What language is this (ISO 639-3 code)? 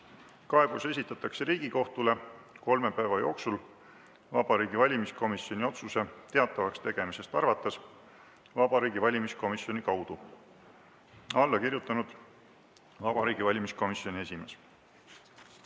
est